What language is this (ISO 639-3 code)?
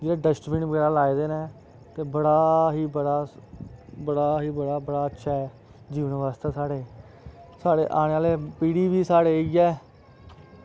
doi